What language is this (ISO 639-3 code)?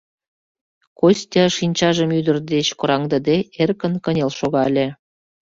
chm